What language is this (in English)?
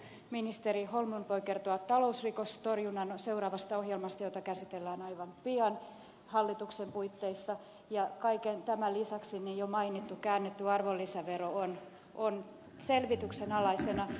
Finnish